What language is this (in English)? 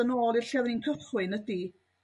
Welsh